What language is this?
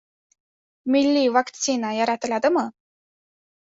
Uzbek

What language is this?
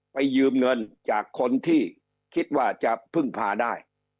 Thai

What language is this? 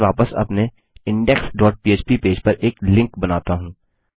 Hindi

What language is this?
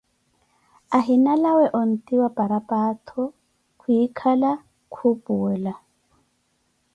Koti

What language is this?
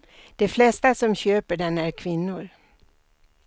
Swedish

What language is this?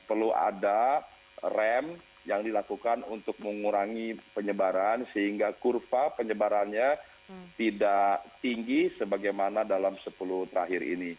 Indonesian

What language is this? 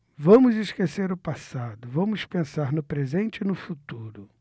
Portuguese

